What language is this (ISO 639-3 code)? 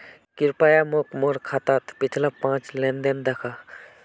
mag